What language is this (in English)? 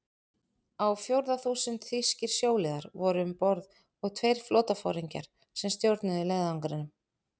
Icelandic